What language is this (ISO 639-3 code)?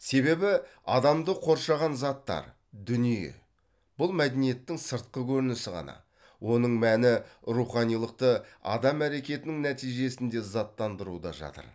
kaz